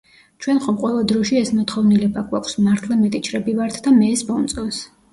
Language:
Georgian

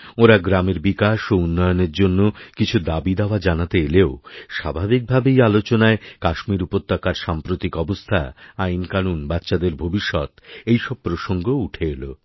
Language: Bangla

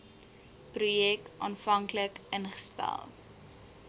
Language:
Afrikaans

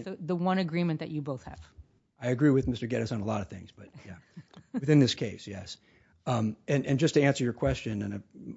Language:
English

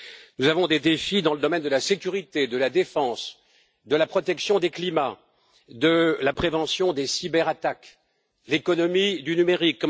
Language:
French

